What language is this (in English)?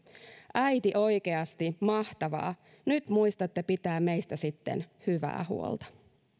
Finnish